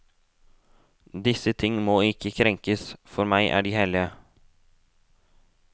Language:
Norwegian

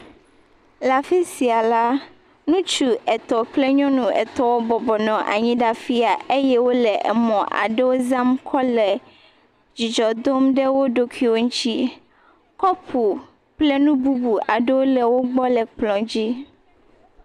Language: Ewe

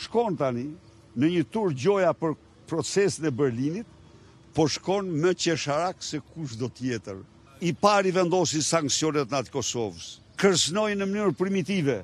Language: Romanian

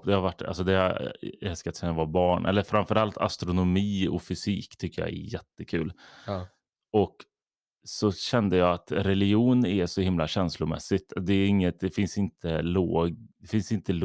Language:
Swedish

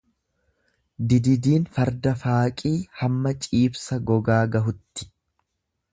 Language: Oromo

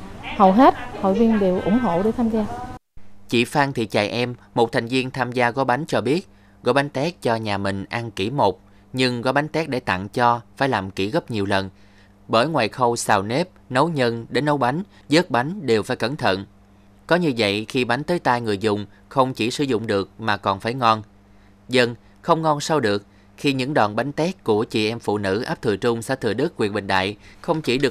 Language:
Vietnamese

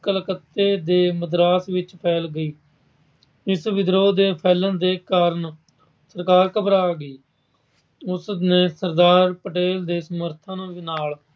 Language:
Punjabi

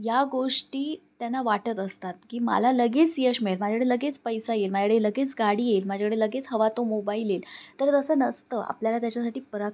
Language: Marathi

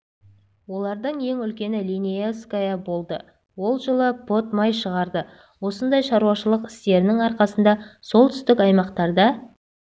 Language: Kazakh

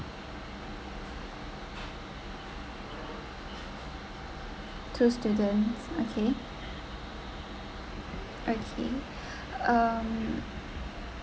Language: English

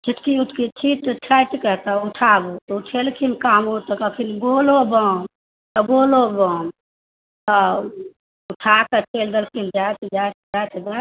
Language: Maithili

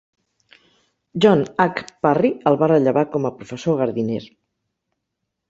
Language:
Catalan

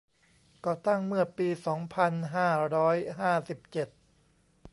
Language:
Thai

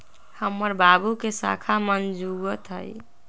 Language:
Magahi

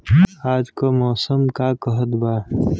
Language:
Bhojpuri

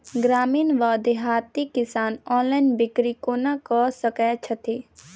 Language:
Maithili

